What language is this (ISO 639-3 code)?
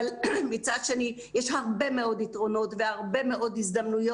heb